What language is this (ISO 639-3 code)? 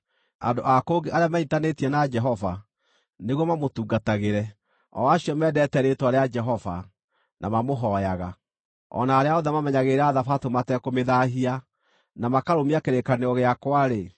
kik